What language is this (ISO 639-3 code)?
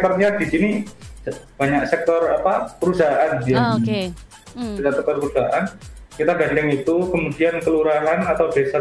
ind